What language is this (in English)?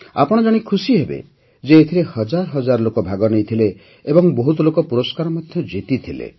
Odia